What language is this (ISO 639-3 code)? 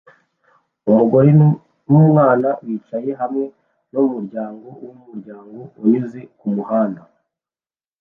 kin